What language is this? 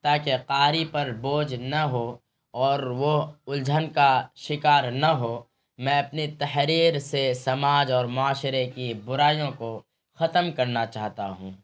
Urdu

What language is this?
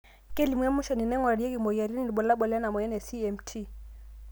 Masai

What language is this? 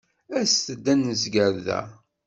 Kabyle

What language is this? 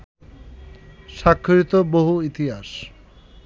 Bangla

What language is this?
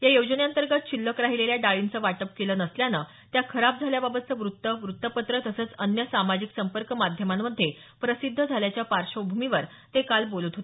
Marathi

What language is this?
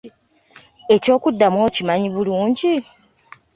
Ganda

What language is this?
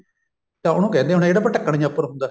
Punjabi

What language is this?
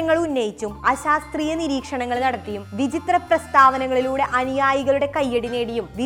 Malayalam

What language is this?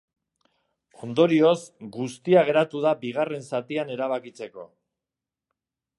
Basque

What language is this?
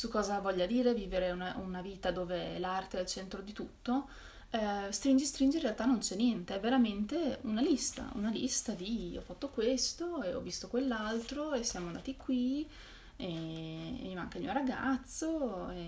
Italian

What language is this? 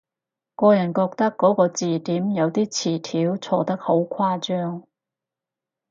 Cantonese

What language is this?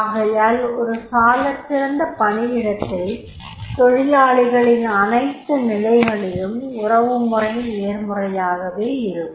Tamil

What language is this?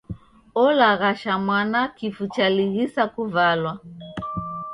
Taita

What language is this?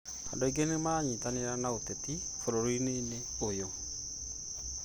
Kikuyu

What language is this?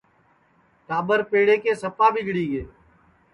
Sansi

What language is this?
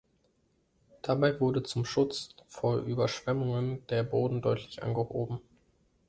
German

